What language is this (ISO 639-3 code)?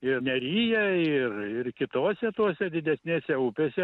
lit